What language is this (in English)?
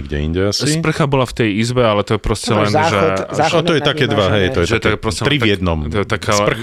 Slovak